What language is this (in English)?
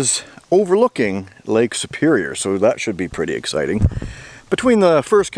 English